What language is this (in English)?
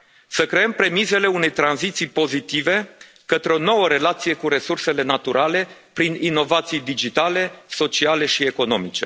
Romanian